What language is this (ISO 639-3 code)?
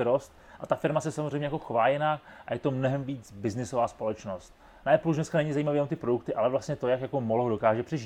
ces